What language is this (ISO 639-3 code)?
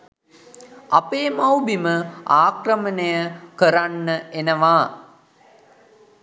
sin